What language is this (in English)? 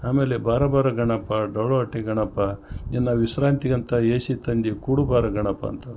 Kannada